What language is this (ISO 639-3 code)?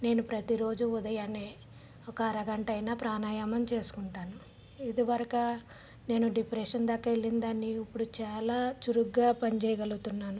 tel